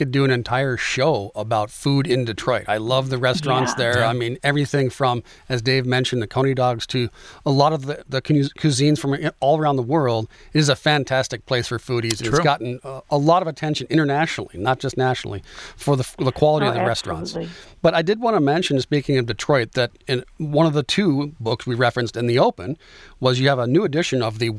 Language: English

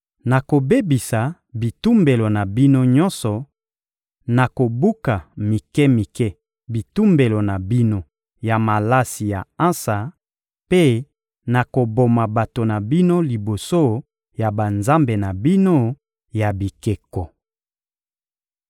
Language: Lingala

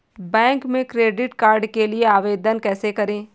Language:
Hindi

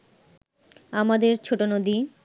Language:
Bangla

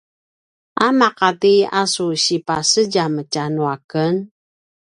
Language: Paiwan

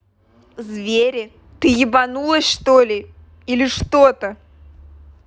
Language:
Russian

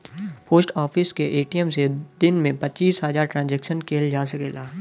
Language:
Bhojpuri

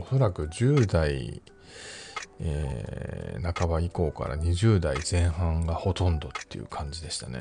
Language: Japanese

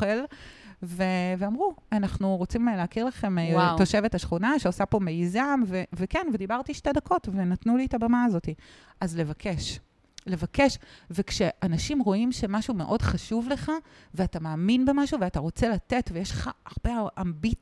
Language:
Hebrew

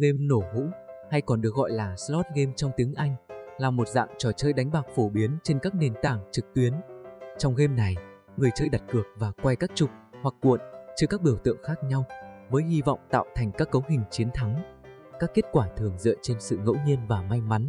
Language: Vietnamese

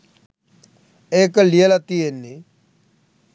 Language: Sinhala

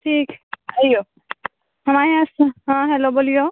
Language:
Maithili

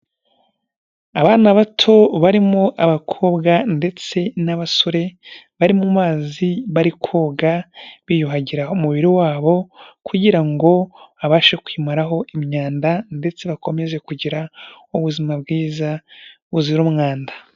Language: Kinyarwanda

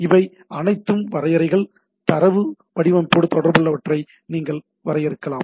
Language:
Tamil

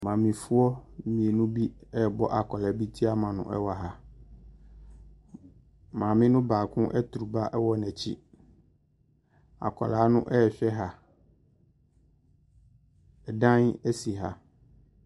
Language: Akan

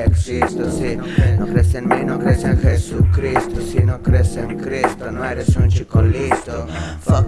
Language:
Portuguese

